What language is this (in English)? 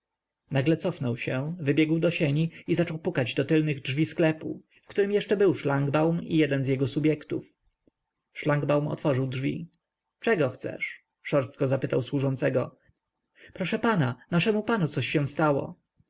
Polish